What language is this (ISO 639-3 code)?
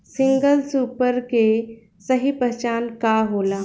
bho